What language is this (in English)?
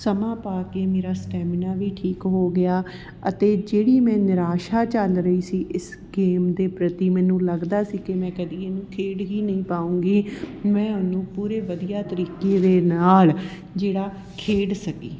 Punjabi